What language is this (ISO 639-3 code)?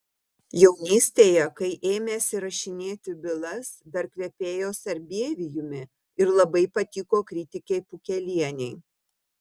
lit